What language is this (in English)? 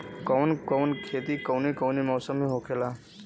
Bhojpuri